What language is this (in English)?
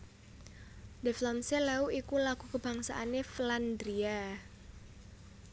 Javanese